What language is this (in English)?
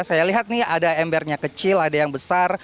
Indonesian